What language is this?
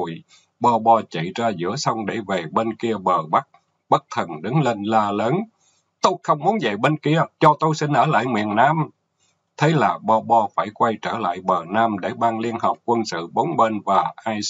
Vietnamese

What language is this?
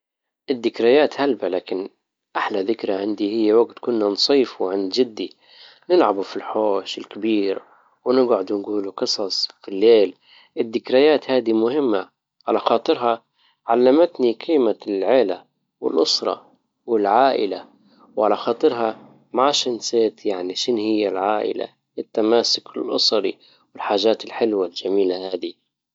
Libyan Arabic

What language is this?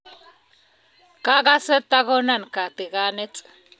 Kalenjin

